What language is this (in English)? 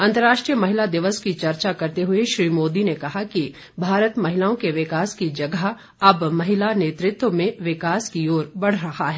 Hindi